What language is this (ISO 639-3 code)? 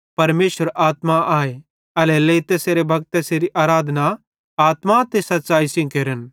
bhd